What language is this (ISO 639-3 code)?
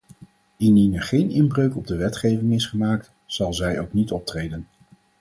nld